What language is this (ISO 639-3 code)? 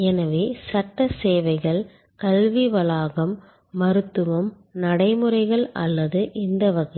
tam